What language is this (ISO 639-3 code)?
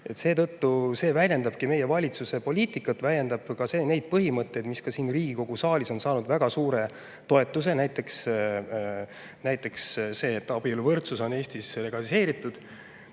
est